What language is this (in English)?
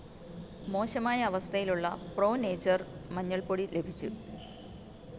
Malayalam